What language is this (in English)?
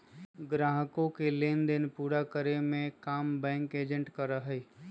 Magahi